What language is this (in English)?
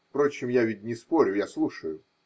Russian